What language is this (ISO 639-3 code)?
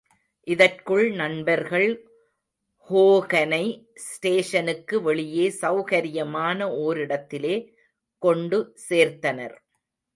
tam